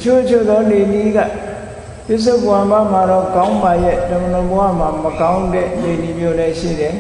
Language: Vietnamese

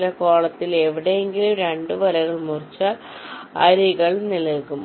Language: Malayalam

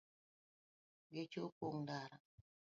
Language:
Luo (Kenya and Tanzania)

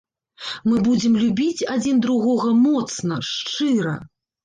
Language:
Belarusian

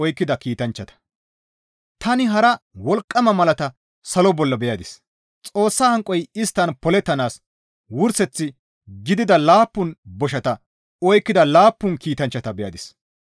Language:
Gamo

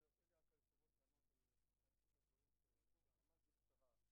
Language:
Hebrew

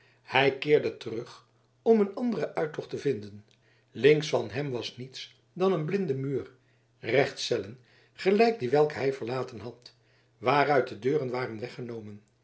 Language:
Dutch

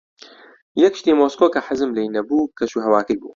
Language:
Central Kurdish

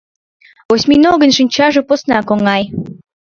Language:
Mari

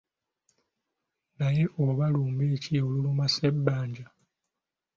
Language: Ganda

